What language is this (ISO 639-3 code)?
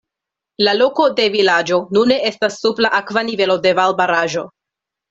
epo